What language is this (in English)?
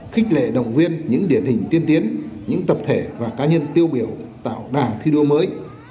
Vietnamese